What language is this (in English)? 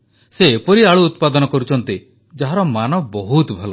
Odia